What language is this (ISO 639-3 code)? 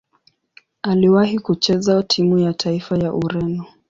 swa